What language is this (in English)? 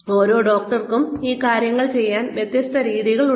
Malayalam